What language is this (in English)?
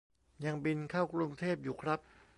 Thai